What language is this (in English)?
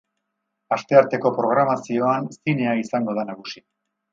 Basque